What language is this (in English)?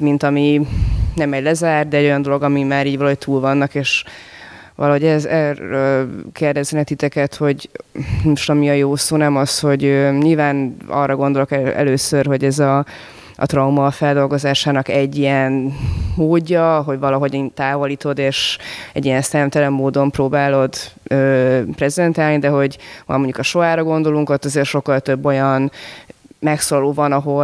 Hungarian